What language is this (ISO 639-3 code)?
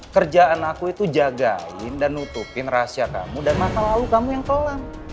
ind